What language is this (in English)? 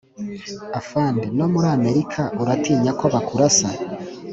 Kinyarwanda